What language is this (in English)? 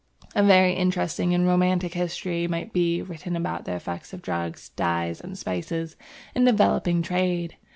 English